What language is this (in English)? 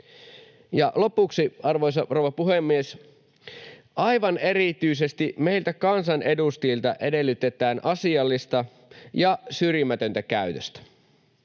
Finnish